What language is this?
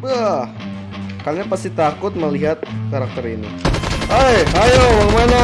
Indonesian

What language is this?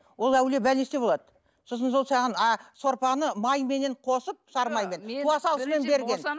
Kazakh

